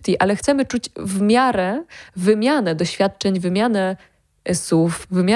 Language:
Polish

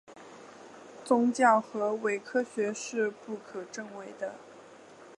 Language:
Chinese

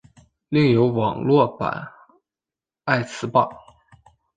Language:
Chinese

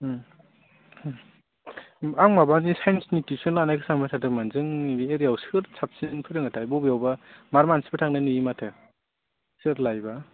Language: Bodo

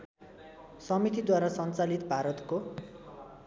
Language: Nepali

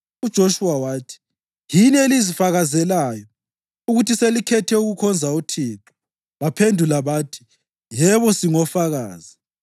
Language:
North Ndebele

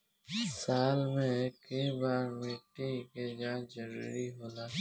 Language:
Bhojpuri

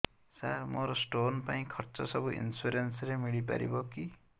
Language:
Odia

